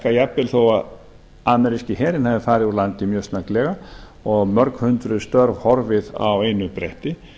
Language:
Icelandic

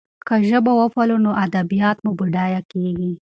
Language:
Pashto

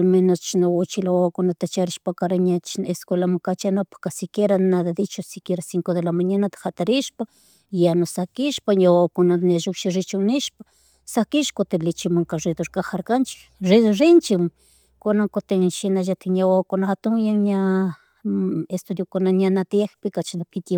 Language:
Chimborazo Highland Quichua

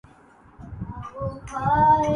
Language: Urdu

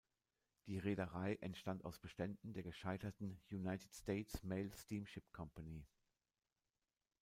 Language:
German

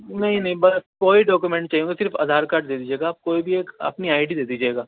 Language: Urdu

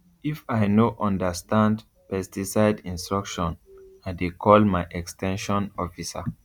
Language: Nigerian Pidgin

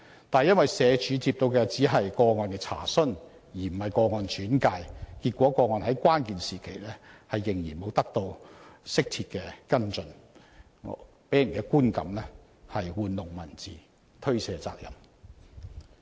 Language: Cantonese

